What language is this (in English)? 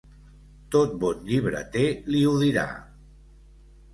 Catalan